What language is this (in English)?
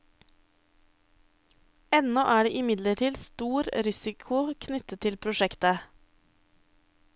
Norwegian